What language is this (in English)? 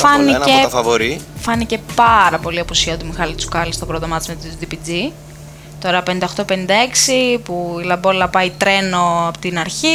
Greek